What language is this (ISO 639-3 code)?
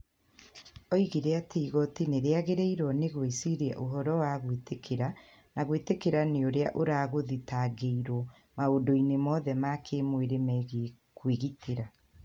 kik